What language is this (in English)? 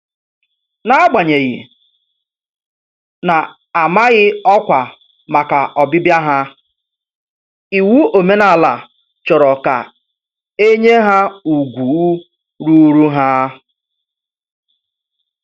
Igbo